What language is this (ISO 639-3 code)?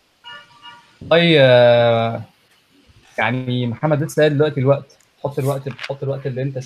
ara